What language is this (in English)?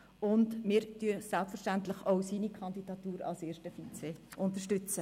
Swiss German